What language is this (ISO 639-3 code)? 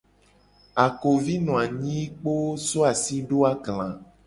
gej